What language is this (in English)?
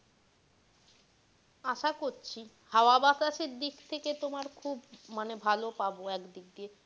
Bangla